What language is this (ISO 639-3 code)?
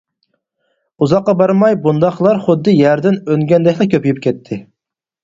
uig